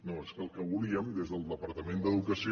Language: Catalan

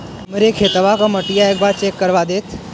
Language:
Bhojpuri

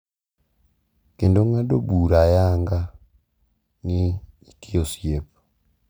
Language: Luo (Kenya and Tanzania)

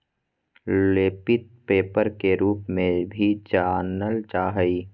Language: Magahi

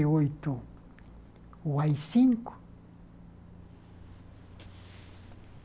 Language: Portuguese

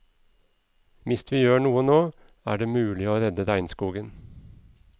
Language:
Norwegian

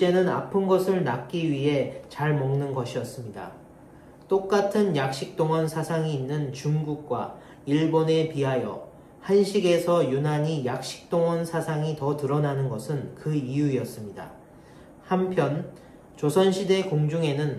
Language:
Korean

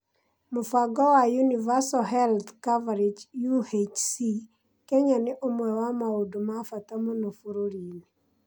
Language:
Kikuyu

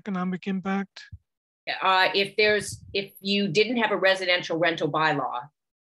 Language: English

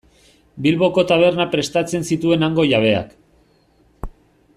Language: Basque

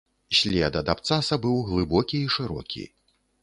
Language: Belarusian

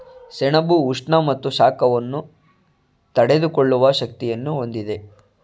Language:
Kannada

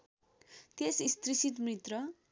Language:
Nepali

